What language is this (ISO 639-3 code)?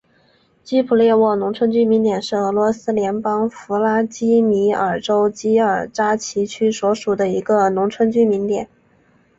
zho